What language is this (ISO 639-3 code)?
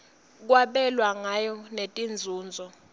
ssw